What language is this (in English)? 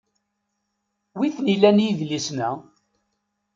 Kabyle